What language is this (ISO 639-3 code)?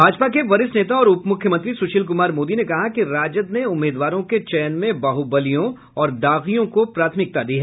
hin